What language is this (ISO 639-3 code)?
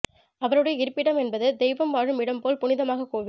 tam